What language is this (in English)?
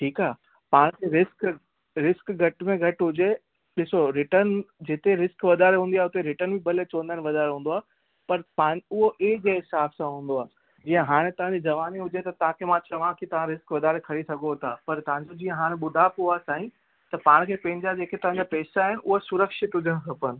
Sindhi